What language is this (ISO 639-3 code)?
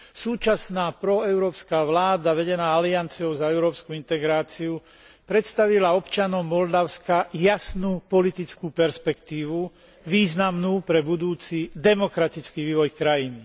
slk